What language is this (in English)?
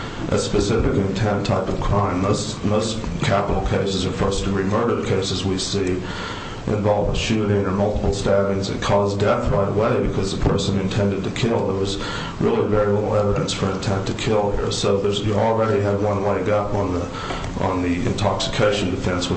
English